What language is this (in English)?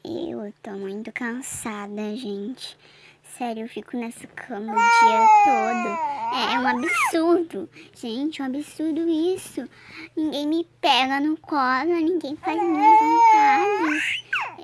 Portuguese